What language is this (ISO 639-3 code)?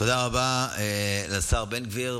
heb